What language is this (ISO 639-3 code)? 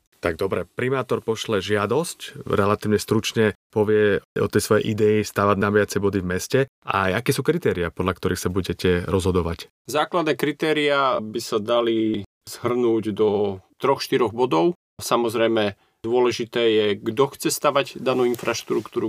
slk